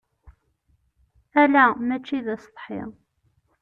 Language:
Kabyle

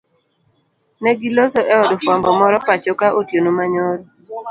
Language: Luo (Kenya and Tanzania)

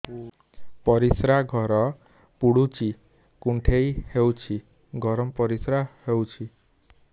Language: Odia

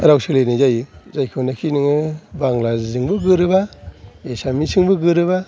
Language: Bodo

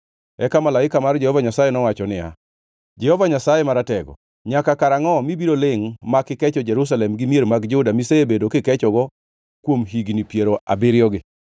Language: Luo (Kenya and Tanzania)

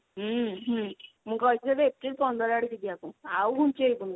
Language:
Odia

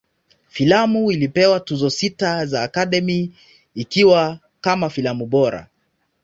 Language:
Swahili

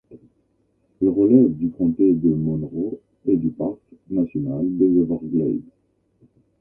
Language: French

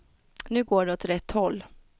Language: Swedish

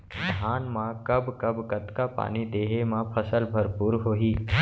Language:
Chhattisgarhi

